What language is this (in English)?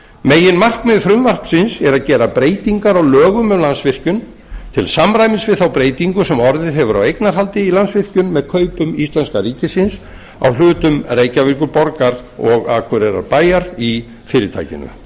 Icelandic